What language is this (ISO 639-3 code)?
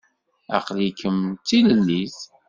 kab